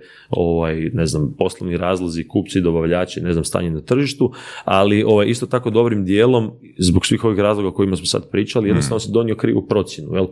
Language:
Croatian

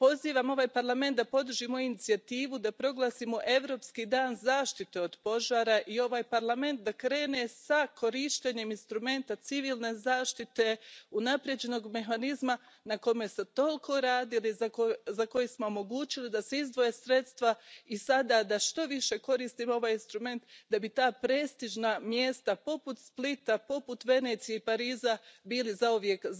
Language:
Croatian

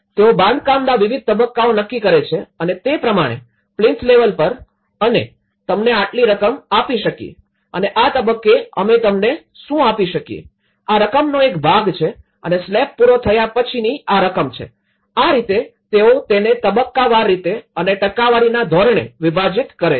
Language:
Gujarati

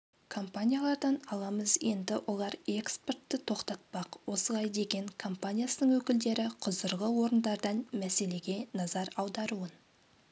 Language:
Kazakh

